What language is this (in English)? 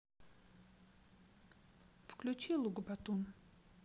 Russian